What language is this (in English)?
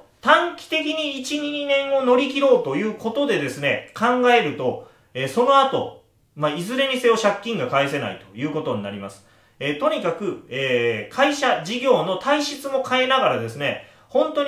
Japanese